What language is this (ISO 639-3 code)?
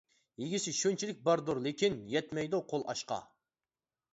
uig